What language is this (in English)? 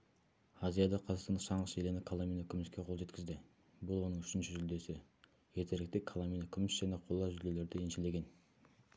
Kazakh